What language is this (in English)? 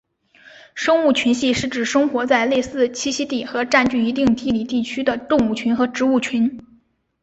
Chinese